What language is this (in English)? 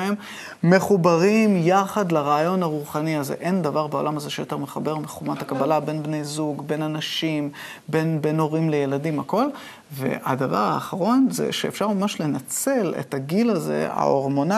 Hebrew